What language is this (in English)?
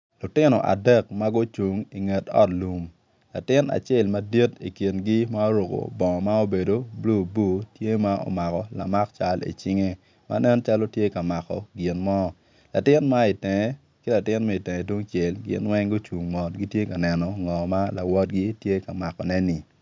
Acoli